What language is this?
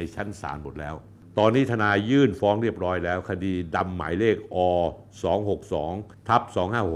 Thai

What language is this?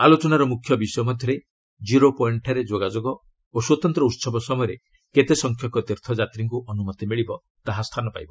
Odia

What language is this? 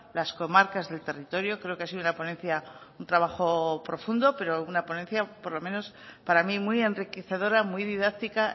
Spanish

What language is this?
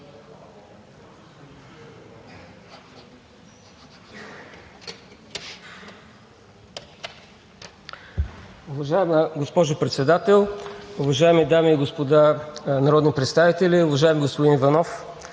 Bulgarian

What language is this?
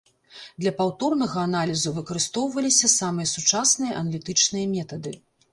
Belarusian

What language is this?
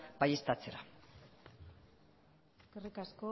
Basque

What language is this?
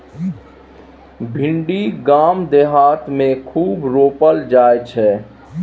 Maithili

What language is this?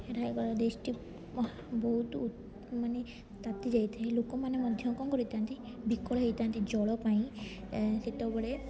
Odia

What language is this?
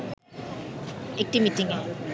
Bangla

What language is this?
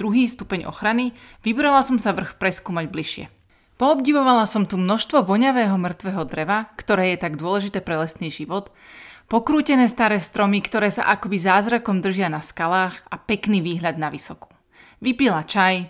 Slovak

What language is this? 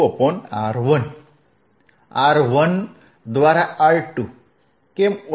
Gujarati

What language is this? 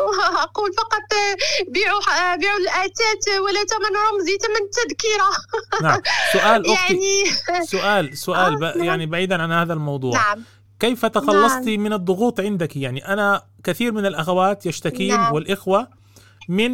Arabic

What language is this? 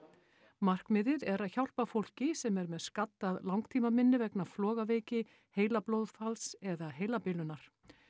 Icelandic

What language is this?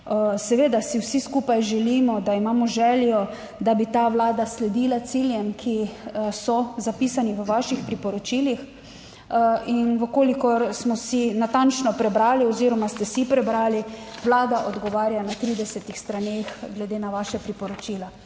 Slovenian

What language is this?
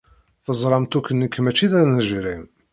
Kabyle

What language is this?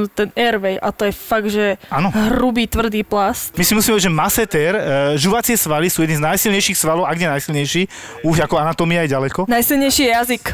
Slovak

